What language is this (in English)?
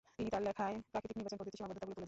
Bangla